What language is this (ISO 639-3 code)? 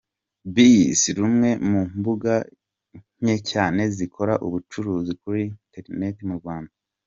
kin